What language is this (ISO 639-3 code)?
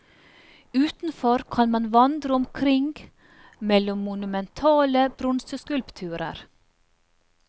nor